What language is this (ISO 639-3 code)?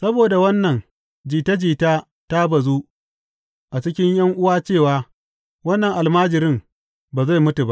hau